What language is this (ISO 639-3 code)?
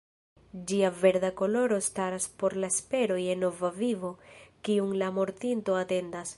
epo